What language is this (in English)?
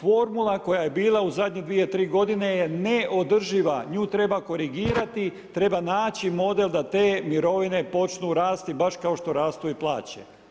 Croatian